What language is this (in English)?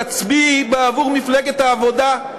Hebrew